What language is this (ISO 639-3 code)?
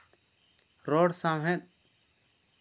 sat